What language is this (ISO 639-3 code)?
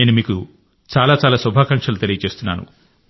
tel